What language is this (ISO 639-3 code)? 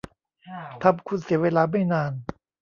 tha